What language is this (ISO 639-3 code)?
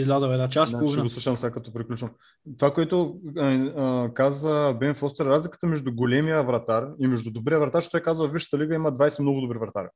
bul